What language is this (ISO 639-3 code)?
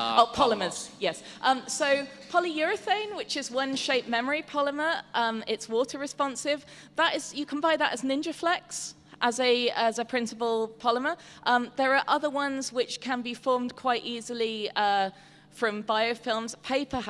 eng